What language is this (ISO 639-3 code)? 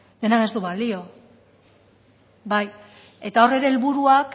eus